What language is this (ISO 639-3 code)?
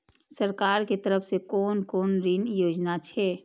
mai